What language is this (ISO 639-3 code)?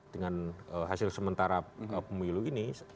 ind